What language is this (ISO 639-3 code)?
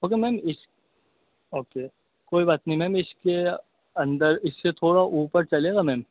urd